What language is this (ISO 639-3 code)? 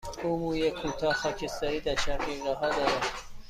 fas